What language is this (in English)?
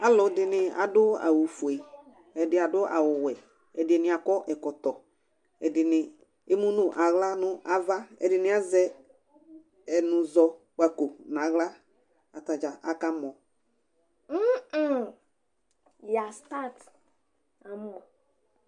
Ikposo